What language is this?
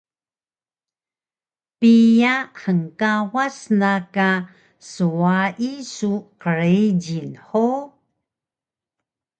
Taroko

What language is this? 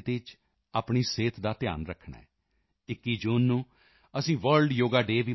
Punjabi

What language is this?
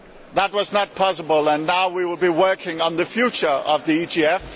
English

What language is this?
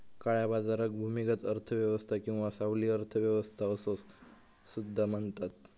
Marathi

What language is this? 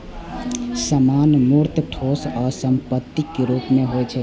Maithili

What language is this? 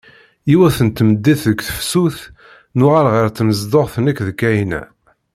Kabyle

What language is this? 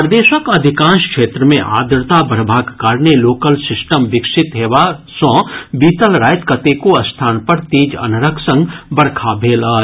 Maithili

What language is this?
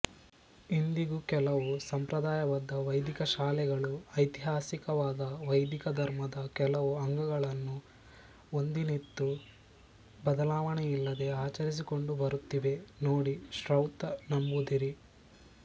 Kannada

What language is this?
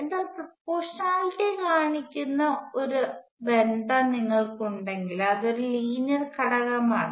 Malayalam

